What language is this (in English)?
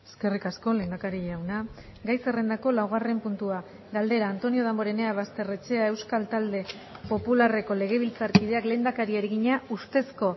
Basque